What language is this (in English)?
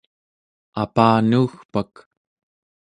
Central Yupik